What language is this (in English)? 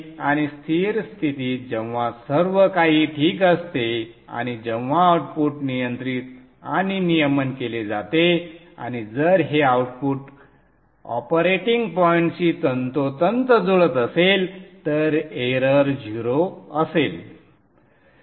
Marathi